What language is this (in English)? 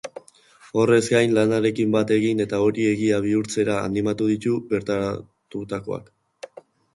Basque